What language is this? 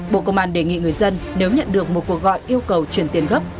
Vietnamese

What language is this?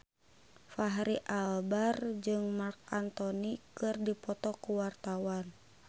Sundanese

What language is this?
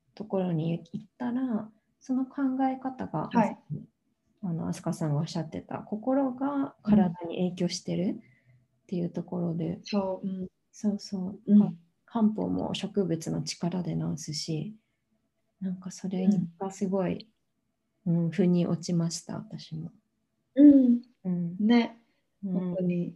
Japanese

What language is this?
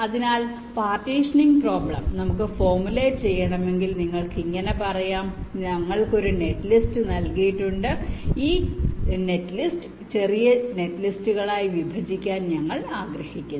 Malayalam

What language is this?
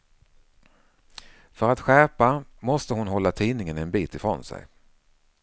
Swedish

